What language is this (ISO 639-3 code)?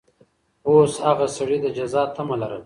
pus